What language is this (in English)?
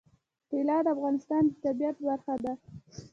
Pashto